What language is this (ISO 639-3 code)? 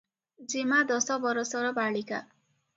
ori